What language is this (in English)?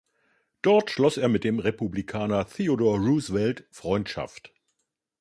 German